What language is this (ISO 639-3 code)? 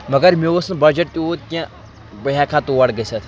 kas